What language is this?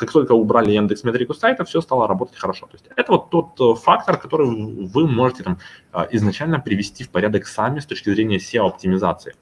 Russian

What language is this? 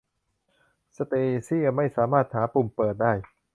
Thai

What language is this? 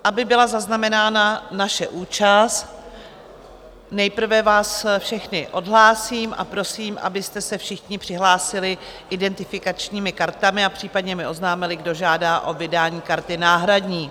Czech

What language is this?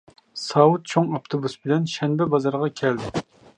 Uyghur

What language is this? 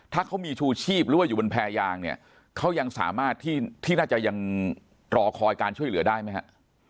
Thai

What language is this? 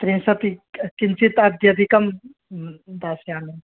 Sanskrit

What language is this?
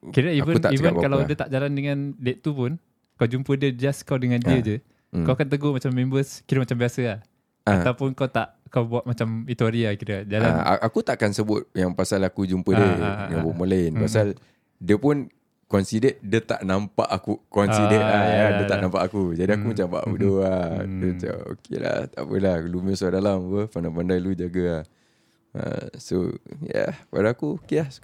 Malay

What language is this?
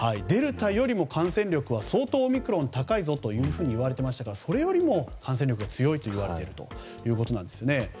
Japanese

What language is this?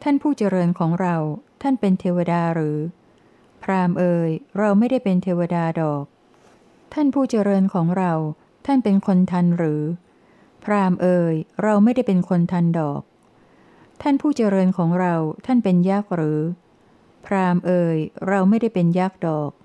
Thai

